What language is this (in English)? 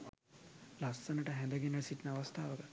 Sinhala